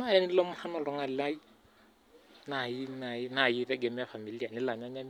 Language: Masai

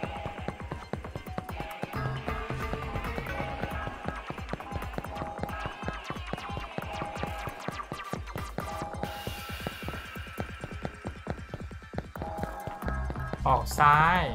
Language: Thai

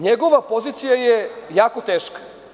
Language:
Serbian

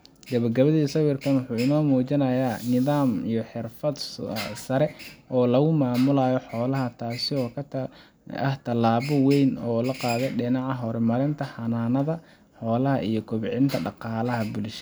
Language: Somali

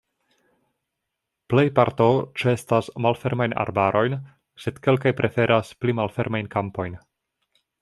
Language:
Esperanto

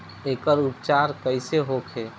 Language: Bhojpuri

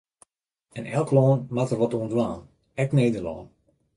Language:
Western Frisian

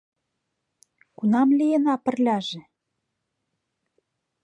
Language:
Mari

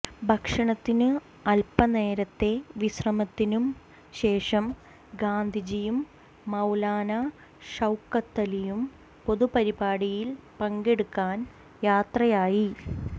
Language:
Malayalam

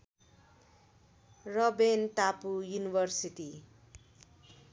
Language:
Nepali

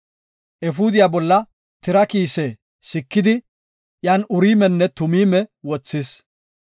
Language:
Gofa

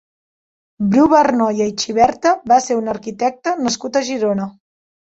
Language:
Catalan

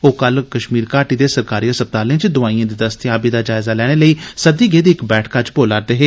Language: Dogri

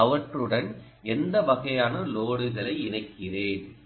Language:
Tamil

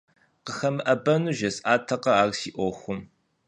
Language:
Kabardian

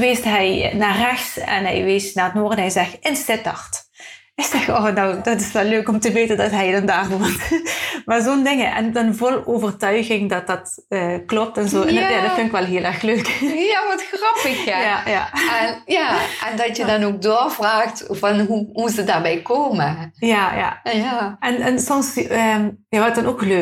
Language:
Dutch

